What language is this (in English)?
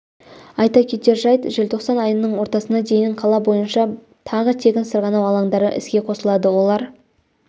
Kazakh